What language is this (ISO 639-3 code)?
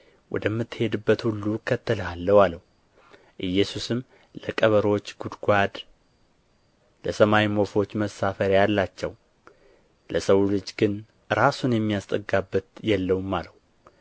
amh